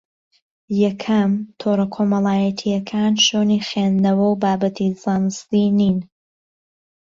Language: Central Kurdish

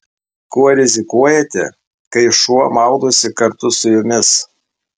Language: Lithuanian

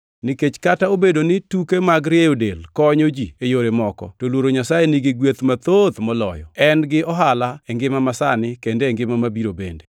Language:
Luo (Kenya and Tanzania)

